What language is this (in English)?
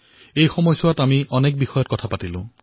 Assamese